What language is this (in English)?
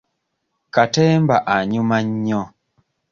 Ganda